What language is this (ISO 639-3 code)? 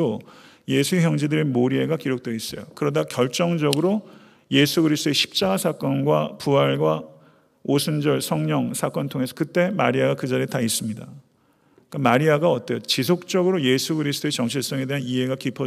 kor